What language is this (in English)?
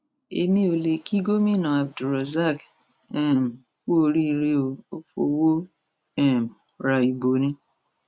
Yoruba